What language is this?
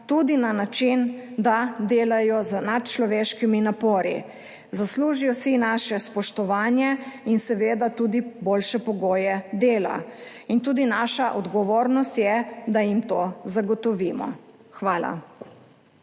Slovenian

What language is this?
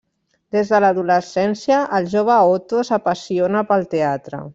Catalan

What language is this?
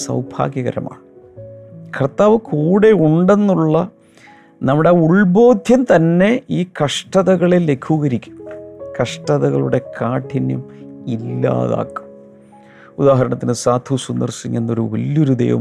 Malayalam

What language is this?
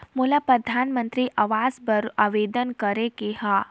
Chhattisgarhi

